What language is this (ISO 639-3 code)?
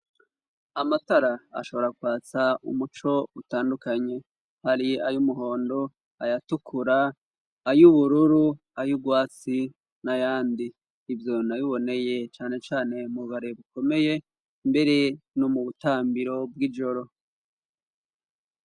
run